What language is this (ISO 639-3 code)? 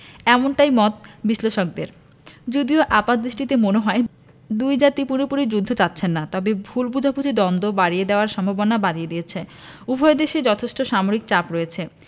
ben